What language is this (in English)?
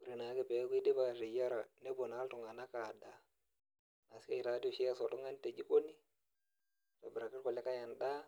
Masai